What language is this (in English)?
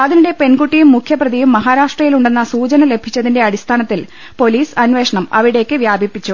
Malayalam